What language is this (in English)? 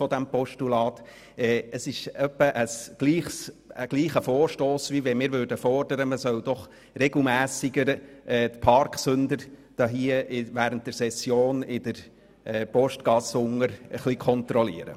Swiss German